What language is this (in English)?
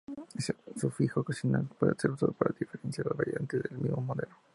Spanish